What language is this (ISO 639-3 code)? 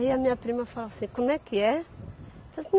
por